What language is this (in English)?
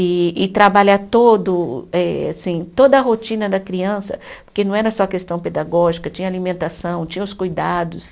Portuguese